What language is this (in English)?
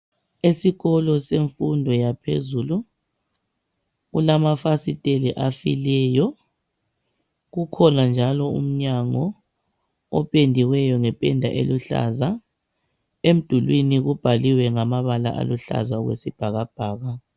North Ndebele